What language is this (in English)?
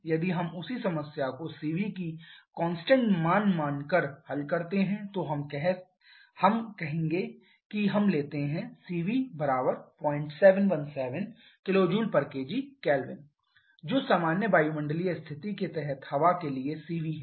Hindi